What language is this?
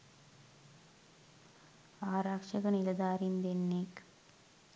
Sinhala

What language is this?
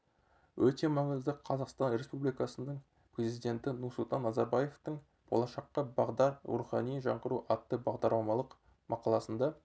Kazakh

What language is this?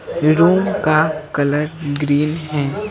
Hindi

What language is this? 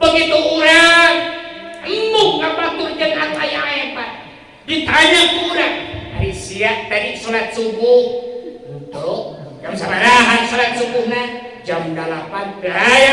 Indonesian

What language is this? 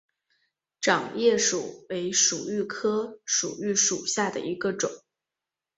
Chinese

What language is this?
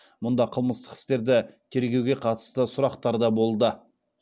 Kazakh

